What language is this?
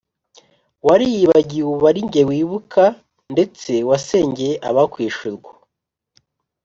Kinyarwanda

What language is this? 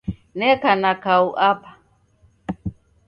Taita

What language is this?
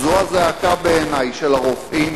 Hebrew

